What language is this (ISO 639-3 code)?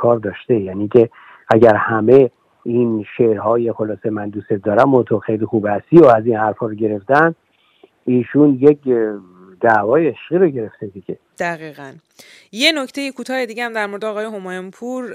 fas